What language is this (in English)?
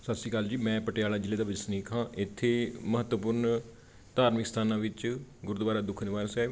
Punjabi